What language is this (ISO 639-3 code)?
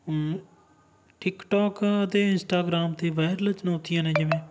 pan